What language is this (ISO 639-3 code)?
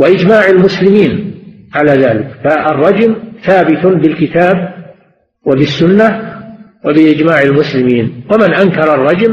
ara